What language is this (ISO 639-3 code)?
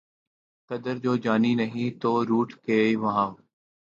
urd